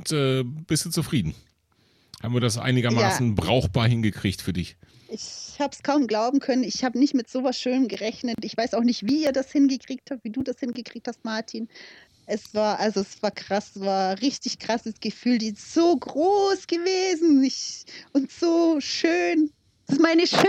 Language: German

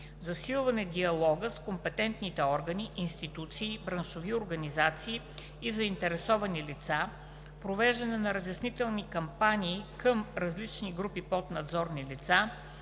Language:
Bulgarian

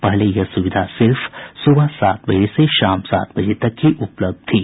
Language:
Hindi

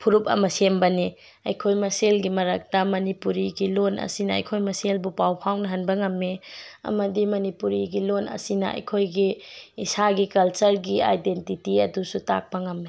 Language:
Manipuri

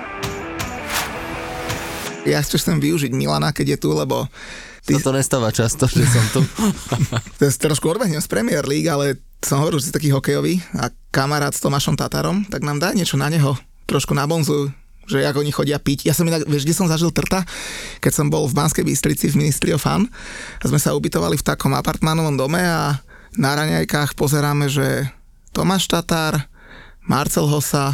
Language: Slovak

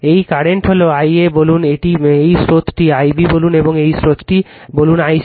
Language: Bangla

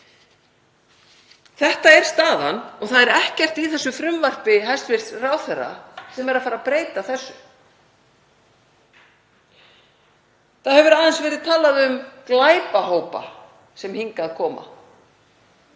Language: Icelandic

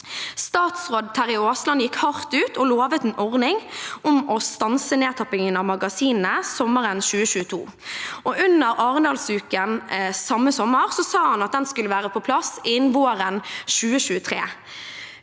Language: Norwegian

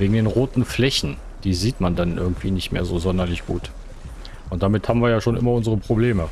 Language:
German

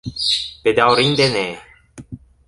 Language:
Esperanto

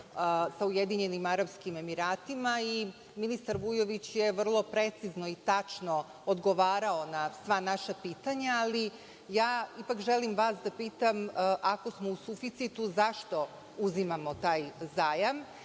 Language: Serbian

